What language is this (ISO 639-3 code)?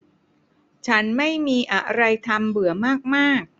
tha